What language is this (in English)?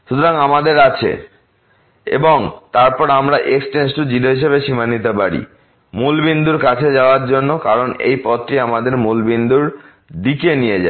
Bangla